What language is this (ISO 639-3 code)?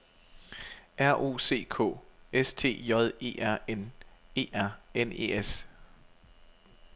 dan